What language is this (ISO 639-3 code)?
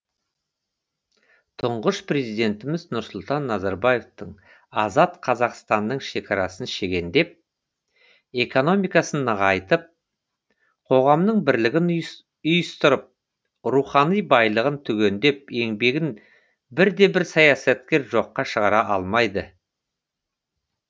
kaz